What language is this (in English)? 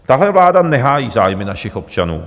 Czech